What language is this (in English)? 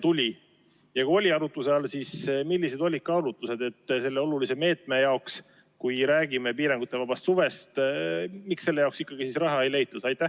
Estonian